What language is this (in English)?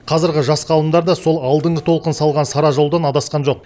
Kazakh